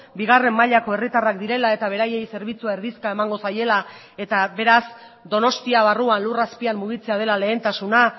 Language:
Basque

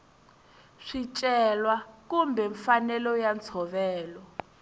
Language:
Tsonga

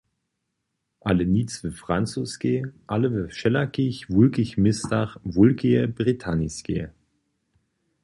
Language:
Upper Sorbian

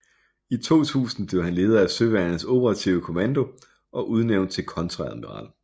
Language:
Danish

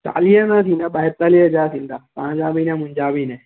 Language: Sindhi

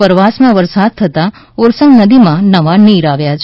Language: Gujarati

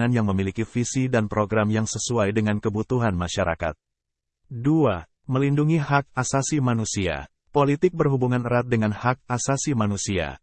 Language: Indonesian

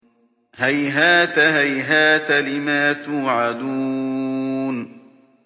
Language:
Arabic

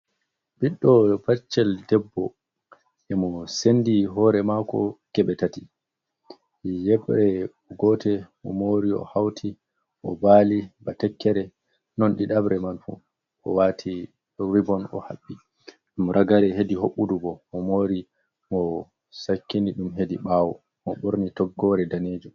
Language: Fula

